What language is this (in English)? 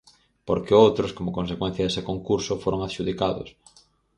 Galician